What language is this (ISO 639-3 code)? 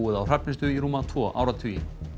isl